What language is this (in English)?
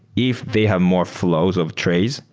English